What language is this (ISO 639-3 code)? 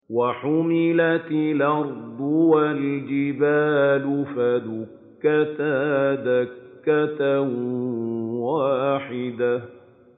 ara